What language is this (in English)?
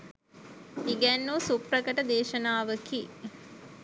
Sinhala